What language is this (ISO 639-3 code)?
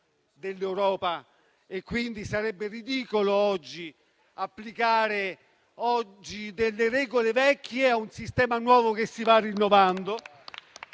ita